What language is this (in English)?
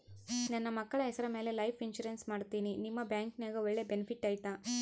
Kannada